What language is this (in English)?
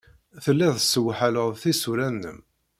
Kabyle